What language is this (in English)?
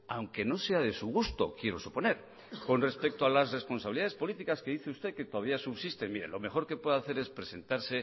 Spanish